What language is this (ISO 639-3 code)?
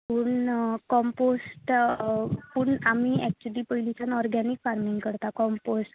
kok